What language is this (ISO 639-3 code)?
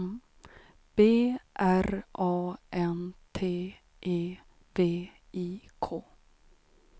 swe